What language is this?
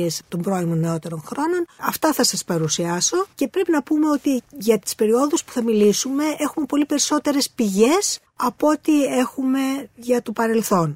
Greek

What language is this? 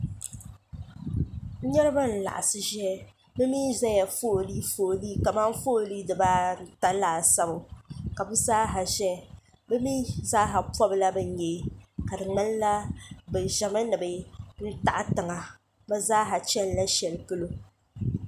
Dagbani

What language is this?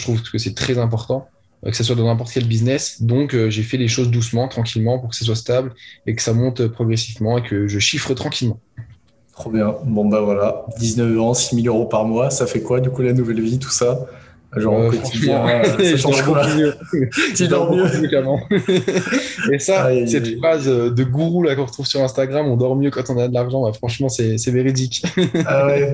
French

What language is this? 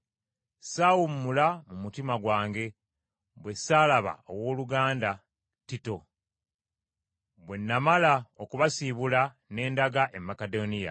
Ganda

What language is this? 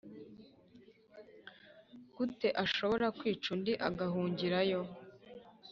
Kinyarwanda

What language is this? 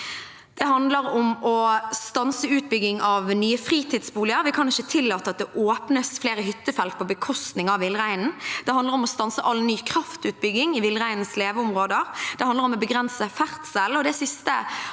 Norwegian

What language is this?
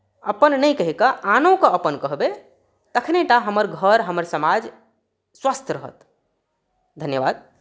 Maithili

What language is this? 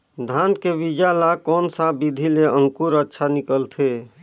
Chhattisgarhi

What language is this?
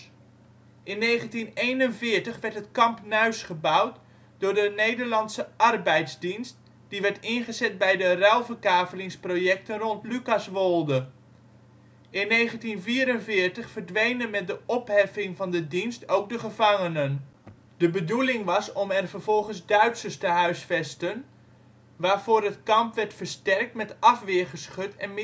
Dutch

